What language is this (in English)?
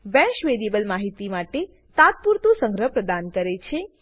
Gujarati